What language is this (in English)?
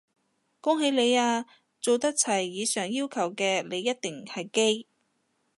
Cantonese